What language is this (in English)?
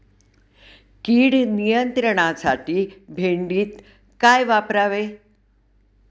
Marathi